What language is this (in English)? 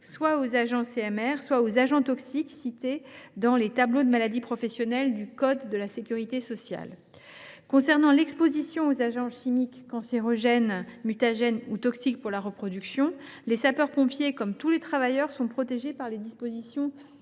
French